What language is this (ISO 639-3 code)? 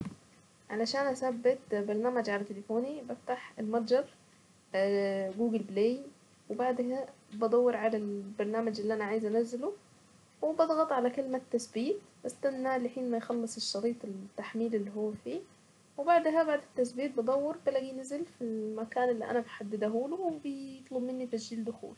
aec